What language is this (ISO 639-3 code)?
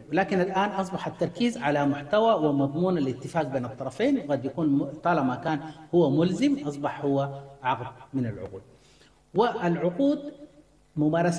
ara